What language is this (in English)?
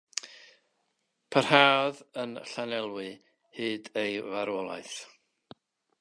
Welsh